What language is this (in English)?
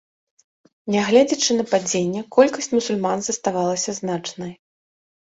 Belarusian